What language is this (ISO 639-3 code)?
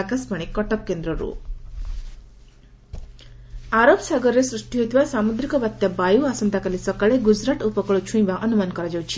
ori